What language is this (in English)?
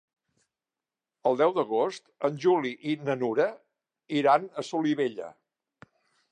Catalan